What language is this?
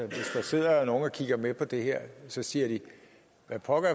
Danish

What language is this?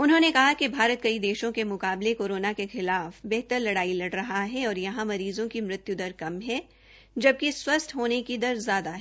Hindi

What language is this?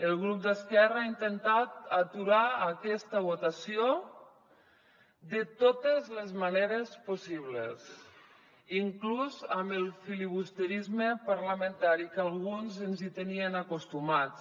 Catalan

